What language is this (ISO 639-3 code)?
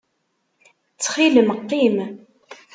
kab